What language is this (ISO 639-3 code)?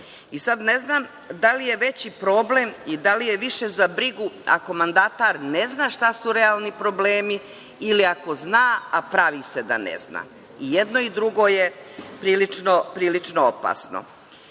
srp